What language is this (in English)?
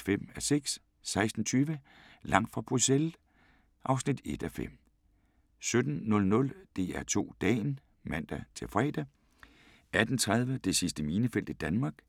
Danish